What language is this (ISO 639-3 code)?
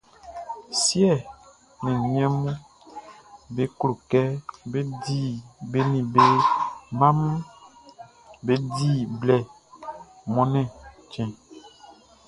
bci